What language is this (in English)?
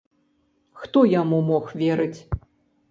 Belarusian